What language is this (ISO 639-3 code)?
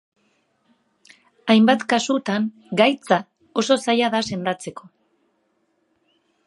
eus